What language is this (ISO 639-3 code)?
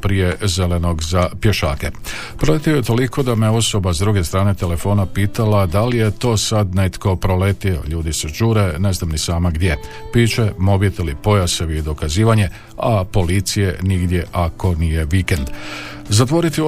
hrv